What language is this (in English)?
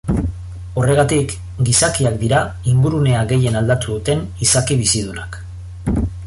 Basque